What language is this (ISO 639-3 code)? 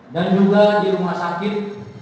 ind